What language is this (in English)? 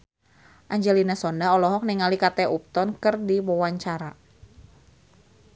Sundanese